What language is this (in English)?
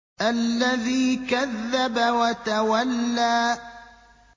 Arabic